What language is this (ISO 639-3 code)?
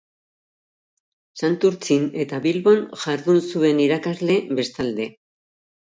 eus